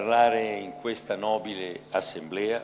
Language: Hebrew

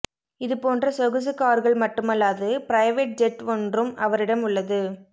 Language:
Tamil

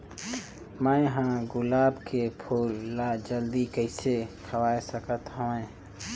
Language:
Chhattisgarhi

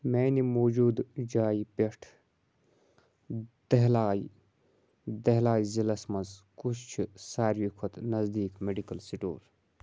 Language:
Kashmiri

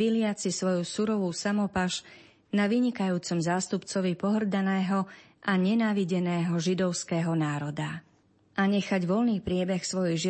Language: Slovak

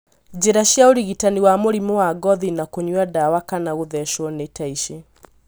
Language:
Kikuyu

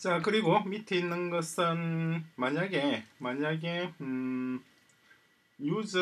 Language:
Korean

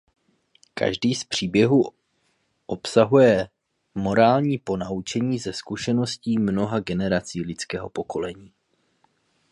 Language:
Czech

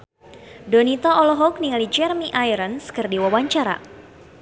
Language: Sundanese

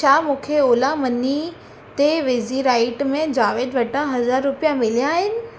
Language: Sindhi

